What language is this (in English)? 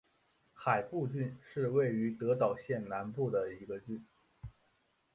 Chinese